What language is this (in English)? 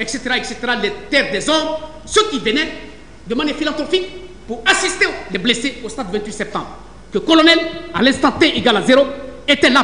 French